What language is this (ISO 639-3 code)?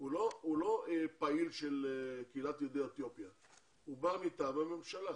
heb